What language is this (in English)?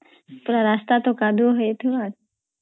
Odia